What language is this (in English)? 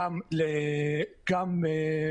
Hebrew